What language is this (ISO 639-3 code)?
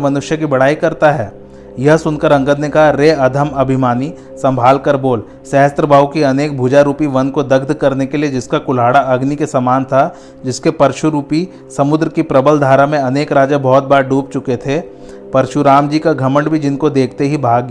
hin